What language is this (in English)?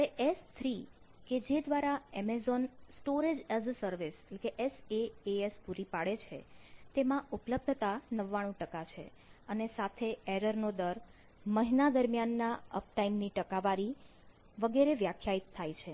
Gujarati